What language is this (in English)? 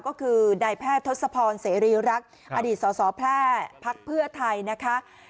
Thai